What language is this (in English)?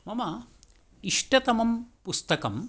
Sanskrit